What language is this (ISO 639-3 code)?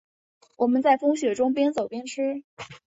zho